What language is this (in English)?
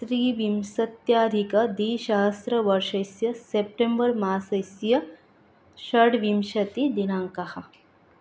Sanskrit